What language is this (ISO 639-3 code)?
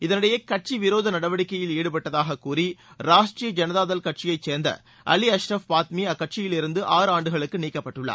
tam